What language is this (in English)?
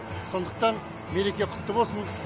Kazakh